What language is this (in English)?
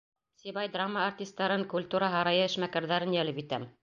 Bashkir